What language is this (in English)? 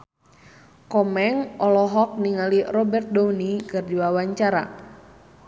Sundanese